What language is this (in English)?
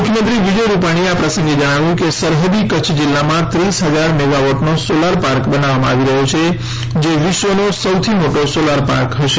Gujarati